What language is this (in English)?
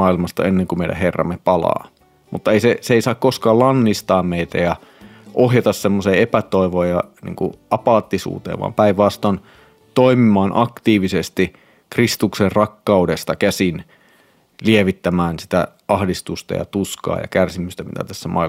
Finnish